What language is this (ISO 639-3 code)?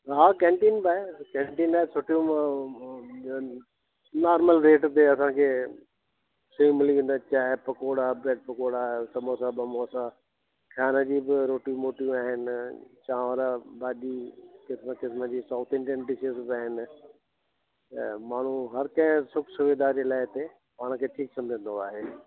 snd